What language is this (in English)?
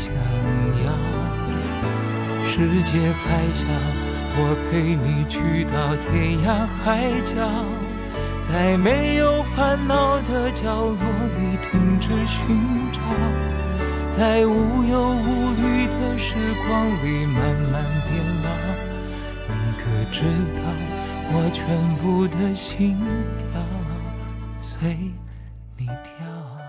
Chinese